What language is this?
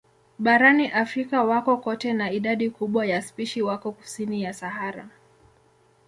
Swahili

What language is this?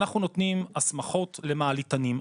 Hebrew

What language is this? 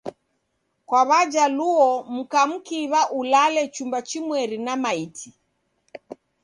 Taita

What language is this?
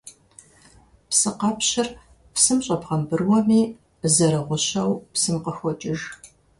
Kabardian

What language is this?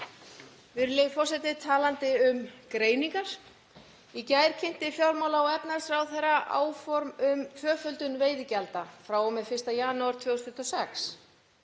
Icelandic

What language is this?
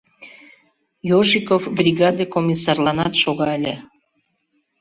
Mari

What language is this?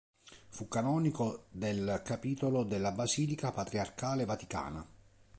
Italian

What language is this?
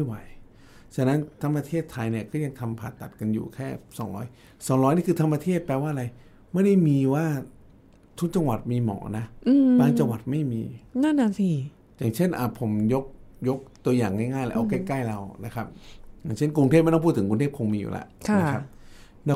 Thai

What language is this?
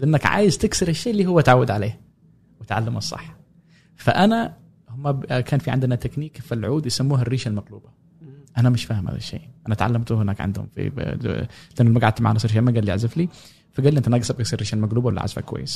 Arabic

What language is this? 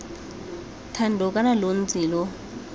Tswana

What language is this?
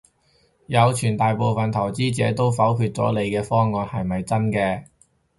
Cantonese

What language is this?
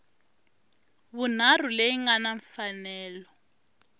Tsonga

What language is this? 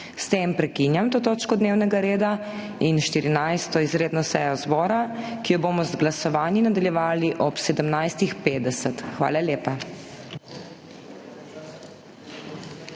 Slovenian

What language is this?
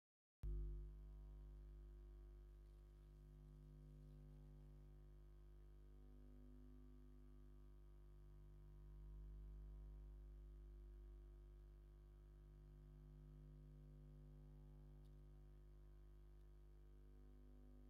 Tigrinya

